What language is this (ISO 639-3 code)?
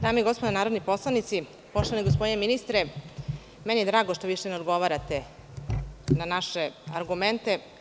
srp